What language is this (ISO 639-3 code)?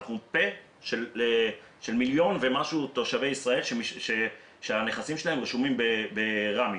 heb